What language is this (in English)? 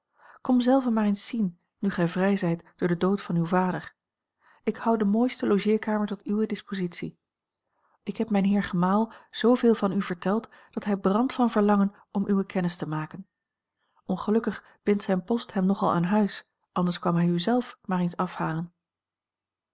Dutch